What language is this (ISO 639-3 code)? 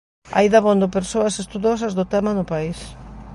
glg